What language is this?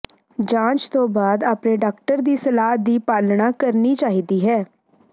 Punjabi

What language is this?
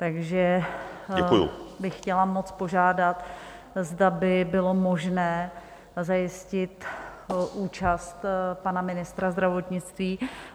Czech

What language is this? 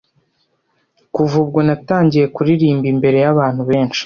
Kinyarwanda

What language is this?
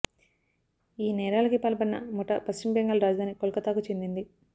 Telugu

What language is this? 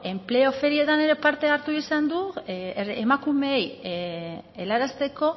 Basque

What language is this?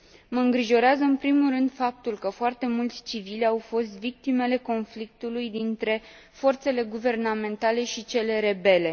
Romanian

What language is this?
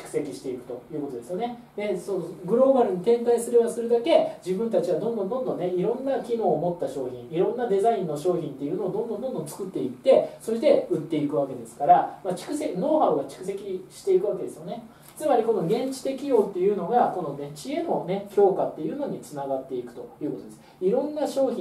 Japanese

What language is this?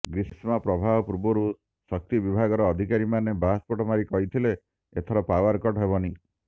Odia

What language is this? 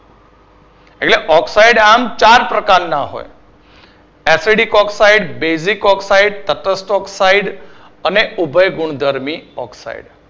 Gujarati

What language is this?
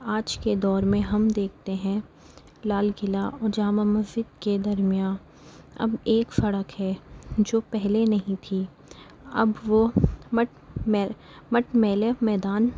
Urdu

